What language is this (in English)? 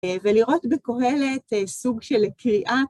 Hebrew